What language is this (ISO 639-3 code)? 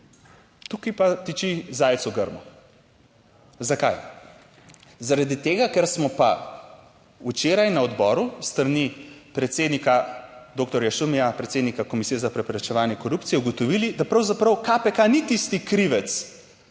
slv